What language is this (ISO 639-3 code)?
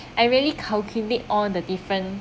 eng